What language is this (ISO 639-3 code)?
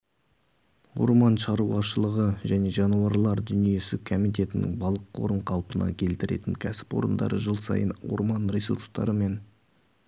kaz